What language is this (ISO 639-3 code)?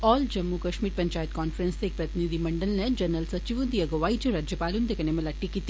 doi